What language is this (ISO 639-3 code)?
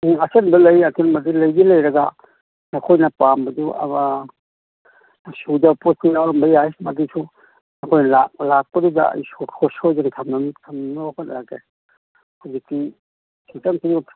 mni